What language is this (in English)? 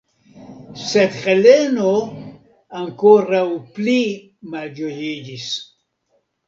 Esperanto